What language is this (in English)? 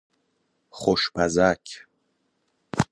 Persian